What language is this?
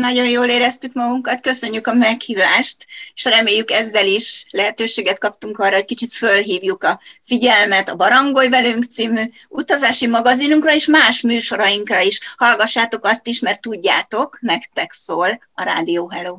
Hungarian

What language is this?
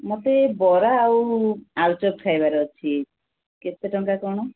Odia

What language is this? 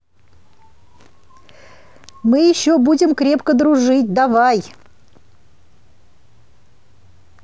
Russian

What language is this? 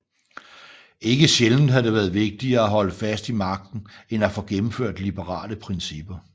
Danish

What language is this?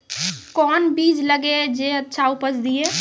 Maithili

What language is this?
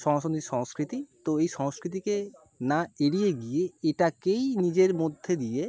Bangla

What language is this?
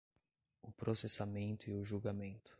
Portuguese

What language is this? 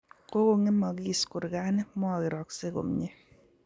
Kalenjin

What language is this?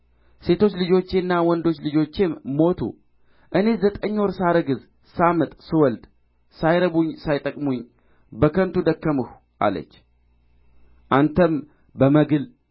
Amharic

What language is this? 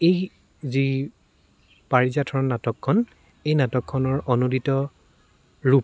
Assamese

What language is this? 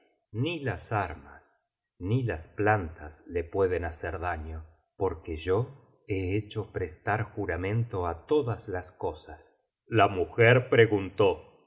Spanish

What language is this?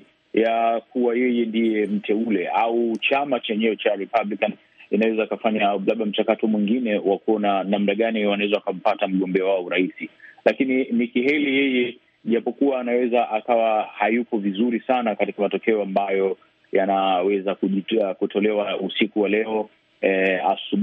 Swahili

